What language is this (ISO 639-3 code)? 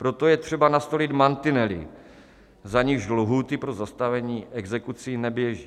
ces